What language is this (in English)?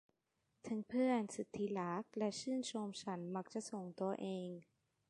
Thai